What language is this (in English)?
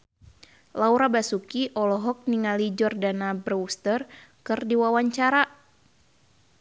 Sundanese